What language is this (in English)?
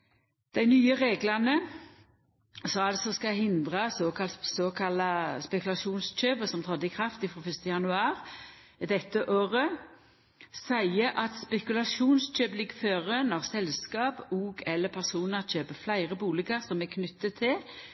Norwegian Nynorsk